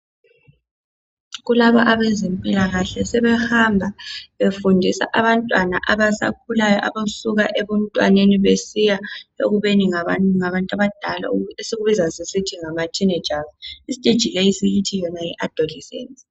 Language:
North Ndebele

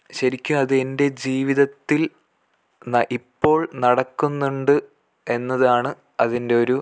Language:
Malayalam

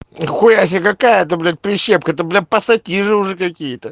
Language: Russian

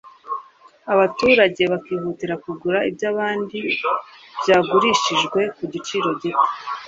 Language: Kinyarwanda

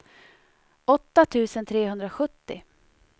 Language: Swedish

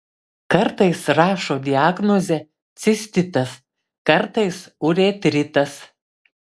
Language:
Lithuanian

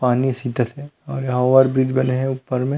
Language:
Chhattisgarhi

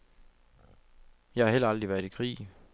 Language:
Danish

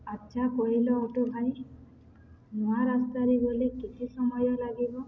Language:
Odia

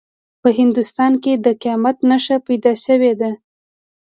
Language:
Pashto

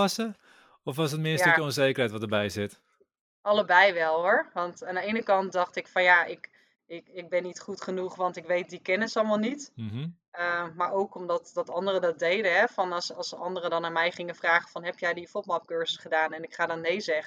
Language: Dutch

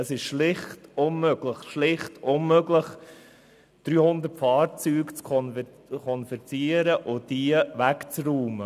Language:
Swiss German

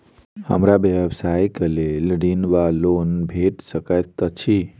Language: Maithili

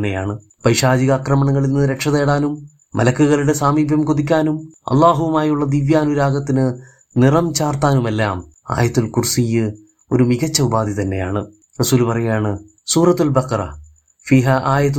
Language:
Malayalam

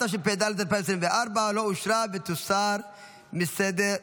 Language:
Hebrew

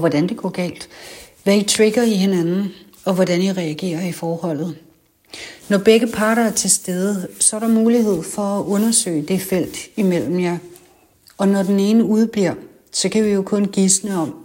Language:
Danish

